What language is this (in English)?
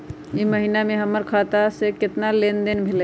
Magahi